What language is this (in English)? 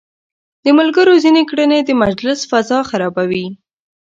Pashto